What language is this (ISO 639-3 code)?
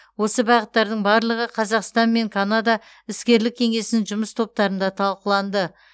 kaz